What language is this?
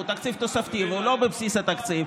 Hebrew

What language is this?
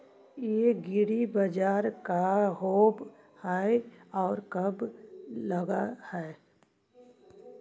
Magahi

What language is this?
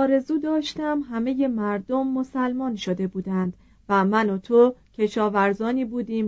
Persian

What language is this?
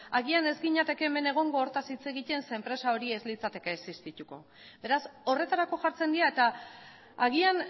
Basque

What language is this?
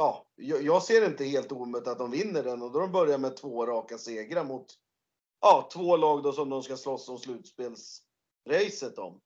Swedish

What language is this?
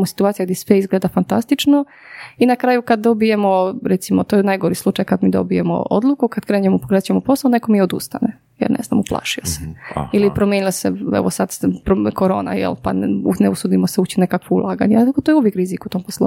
Croatian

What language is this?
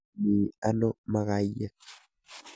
Kalenjin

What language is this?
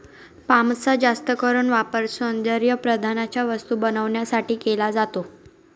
Marathi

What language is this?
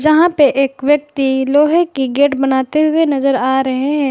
Hindi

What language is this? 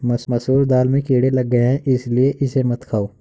Hindi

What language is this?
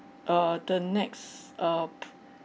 English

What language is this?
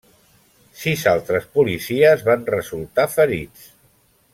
Catalan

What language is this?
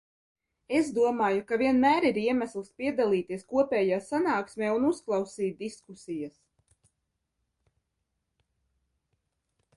Latvian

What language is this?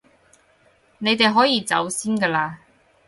Cantonese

